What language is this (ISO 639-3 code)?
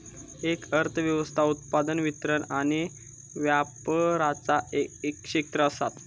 mar